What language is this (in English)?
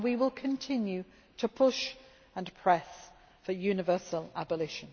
English